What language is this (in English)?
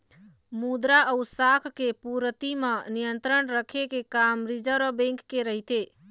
Chhattisgarhi